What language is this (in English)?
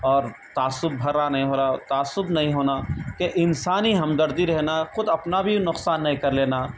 Urdu